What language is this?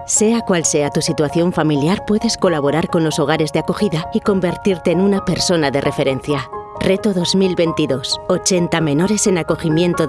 Spanish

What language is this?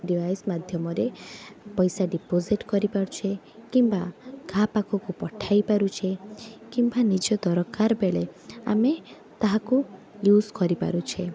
Odia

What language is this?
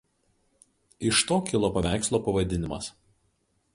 Lithuanian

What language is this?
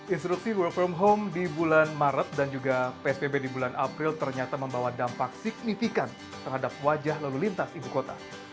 Indonesian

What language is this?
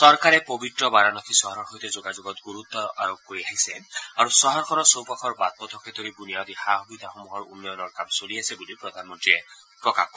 Assamese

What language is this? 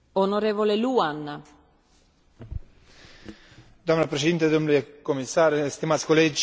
Romanian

